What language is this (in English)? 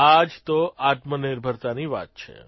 Gujarati